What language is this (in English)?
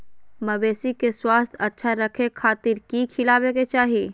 Magahi